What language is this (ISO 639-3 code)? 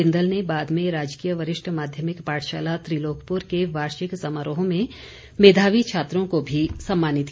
hin